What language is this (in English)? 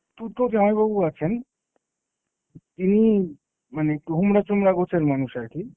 Bangla